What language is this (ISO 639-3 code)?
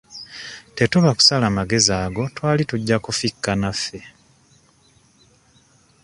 lug